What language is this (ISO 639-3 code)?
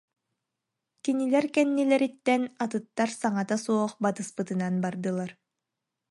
sah